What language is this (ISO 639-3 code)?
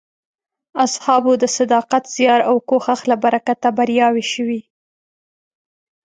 pus